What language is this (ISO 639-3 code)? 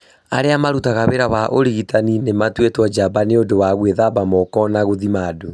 kik